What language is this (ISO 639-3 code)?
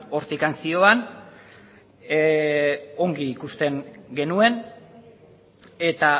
eus